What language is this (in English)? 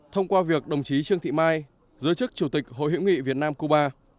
Vietnamese